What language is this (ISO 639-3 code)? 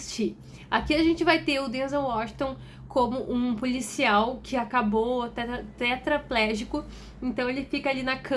por